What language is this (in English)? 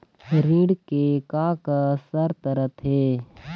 Chhattisgarhi